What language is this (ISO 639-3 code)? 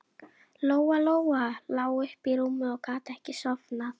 isl